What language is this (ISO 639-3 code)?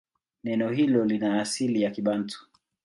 swa